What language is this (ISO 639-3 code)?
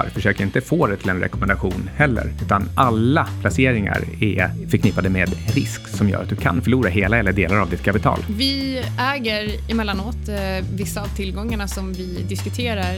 swe